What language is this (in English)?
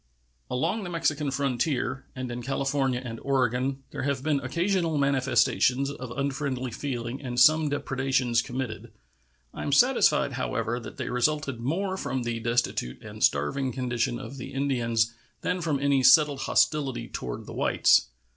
English